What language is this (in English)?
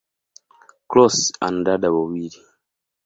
Swahili